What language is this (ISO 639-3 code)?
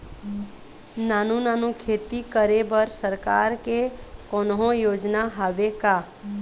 hne